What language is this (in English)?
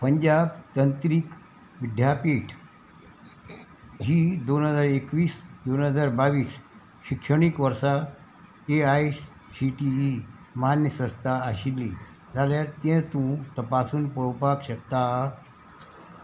Konkani